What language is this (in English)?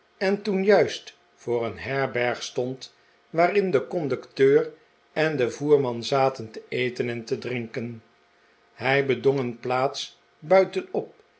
Dutch